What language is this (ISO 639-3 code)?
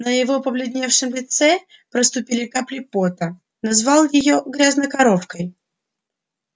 rus